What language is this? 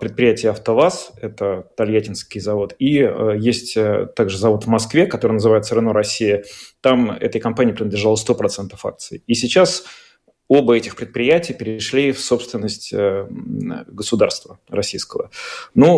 Russian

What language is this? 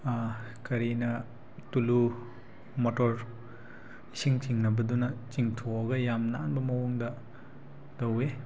Manipuri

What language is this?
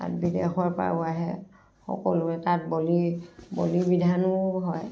Assamese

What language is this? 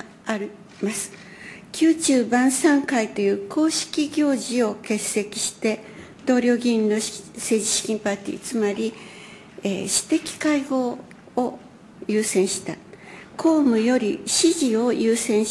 Japanese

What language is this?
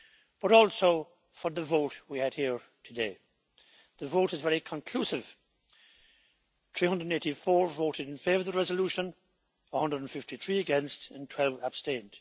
English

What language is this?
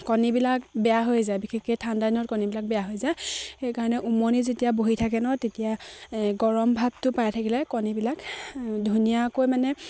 Assamese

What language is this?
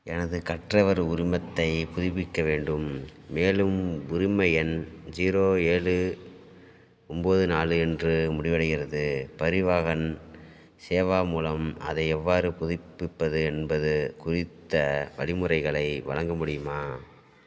Tamil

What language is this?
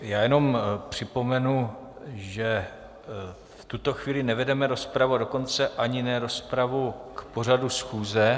Czech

